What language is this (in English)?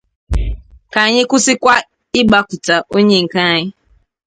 Igbo